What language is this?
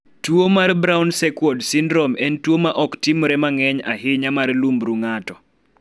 Luo (Kenya and Tanzania)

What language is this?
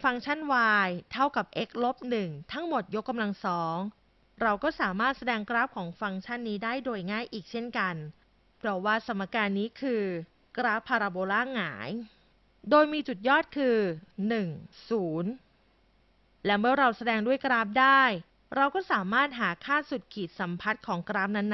Thai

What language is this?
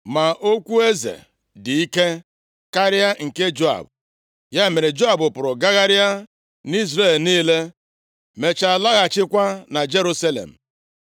Igbo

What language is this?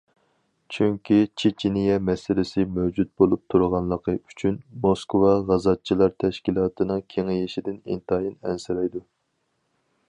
Uyghur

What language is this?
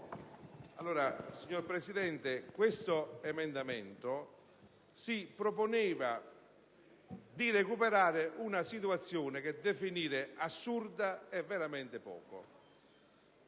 Italian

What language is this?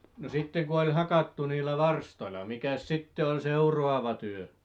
Finnish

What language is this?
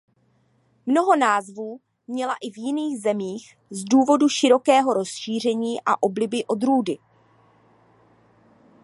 Czech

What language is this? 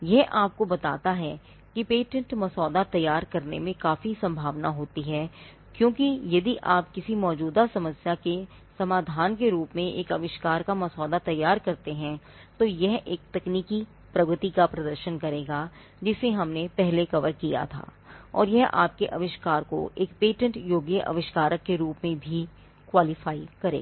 Hindi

